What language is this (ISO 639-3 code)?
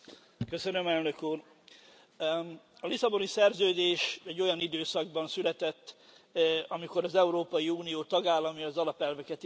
hun